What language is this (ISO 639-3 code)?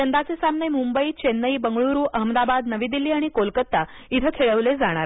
mar